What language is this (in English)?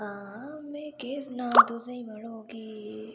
Dogri